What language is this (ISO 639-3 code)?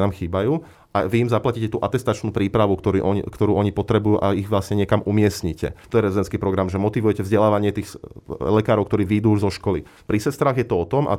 slk